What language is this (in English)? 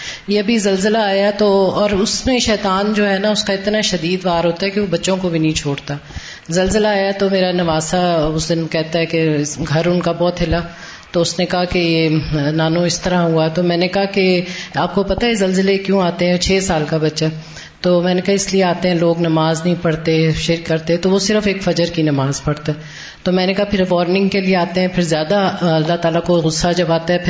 Urdu